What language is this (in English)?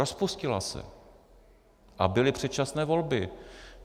Czech